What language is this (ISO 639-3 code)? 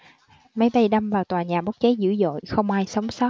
vie